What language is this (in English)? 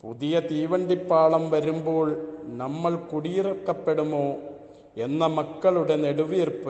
Malayalam